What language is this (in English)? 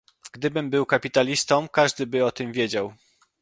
Polish